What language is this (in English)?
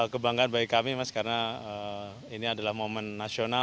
Indonesian